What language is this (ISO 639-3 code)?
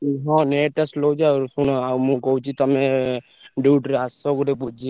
ori